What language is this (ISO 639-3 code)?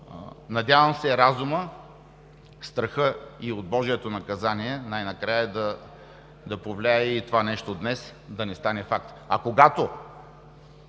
bul